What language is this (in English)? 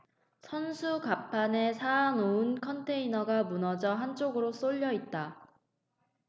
Korean